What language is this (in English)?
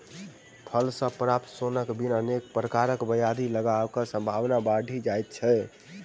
Maithili